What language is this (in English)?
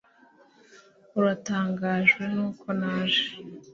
Kinyarwanda